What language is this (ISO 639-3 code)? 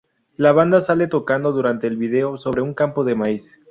spa